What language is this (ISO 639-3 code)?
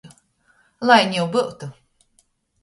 ltg